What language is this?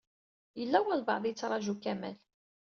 Kabyle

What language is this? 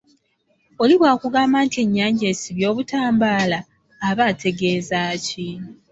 Ganda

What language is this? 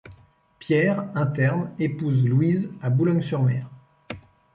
French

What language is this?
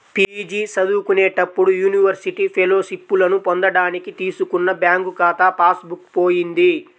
Telugu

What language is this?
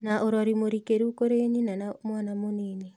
Kikuyu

